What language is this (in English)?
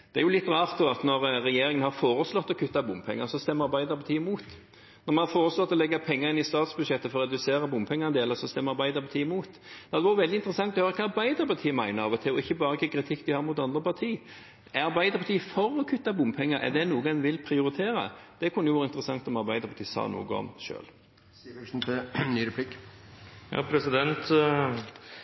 Norwegian Bokmål